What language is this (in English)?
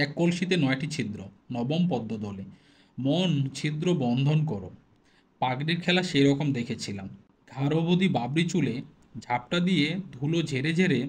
Hindi